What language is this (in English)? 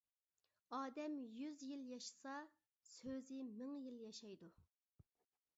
Uyghur